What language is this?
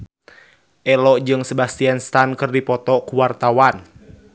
Sundanese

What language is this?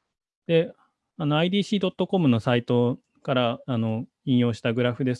Japanese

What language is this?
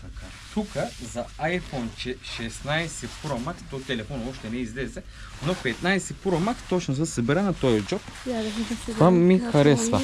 Bulgarian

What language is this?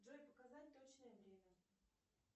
Russian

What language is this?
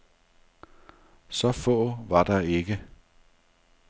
Danish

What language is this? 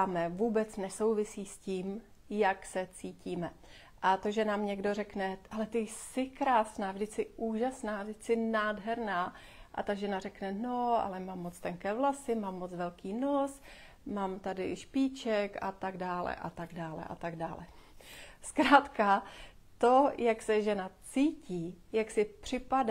Czech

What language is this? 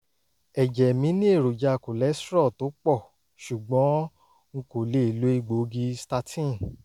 Yoruba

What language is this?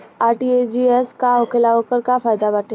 Bhojpuri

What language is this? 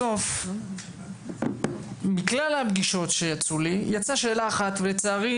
Hebrew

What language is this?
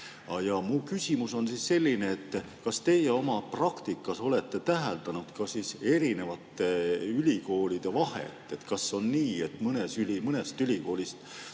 Estonian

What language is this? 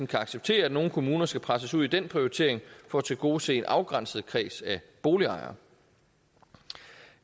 Danish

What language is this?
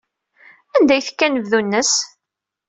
Kabyle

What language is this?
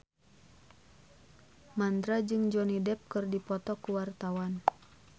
Sundanese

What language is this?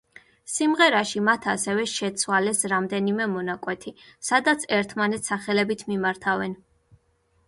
Georgian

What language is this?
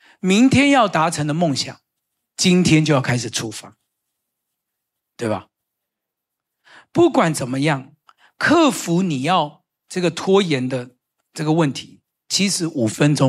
Chinese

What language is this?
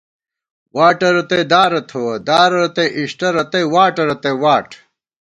Gawar-Bati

